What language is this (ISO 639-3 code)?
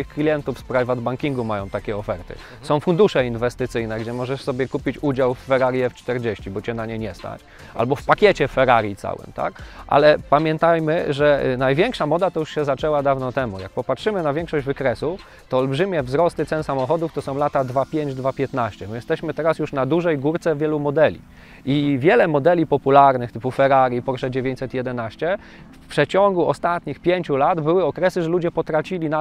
pol